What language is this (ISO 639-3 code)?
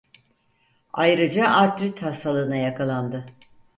tur